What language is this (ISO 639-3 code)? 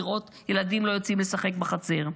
heb